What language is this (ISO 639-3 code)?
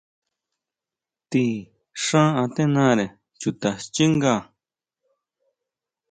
mau